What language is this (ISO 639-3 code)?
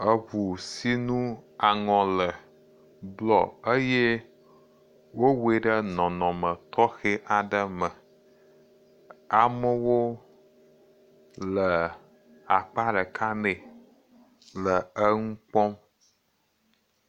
ewe